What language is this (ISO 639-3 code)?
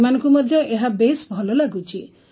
ori